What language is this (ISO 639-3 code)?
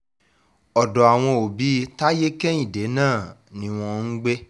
yor